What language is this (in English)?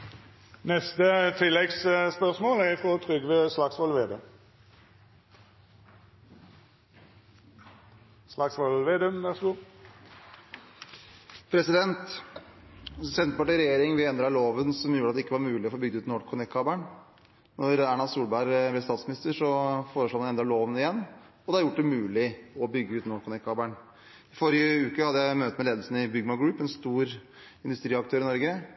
Norwegian